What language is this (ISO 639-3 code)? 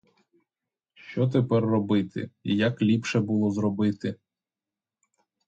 ukr